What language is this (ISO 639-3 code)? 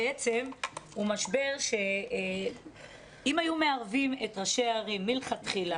heb